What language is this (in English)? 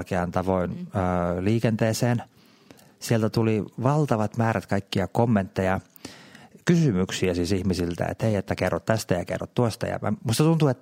Finnish